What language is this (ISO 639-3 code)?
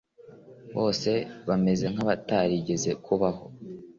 kin